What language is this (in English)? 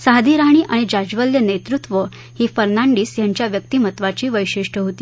Marathi